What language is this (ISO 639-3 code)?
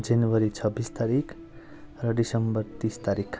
nep